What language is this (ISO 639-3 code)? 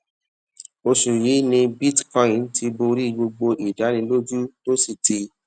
yor